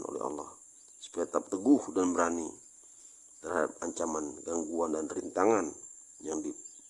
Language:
Indonesian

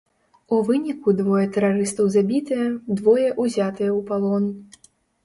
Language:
Belarusian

